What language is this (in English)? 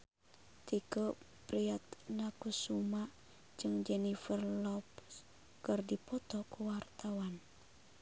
Sundanese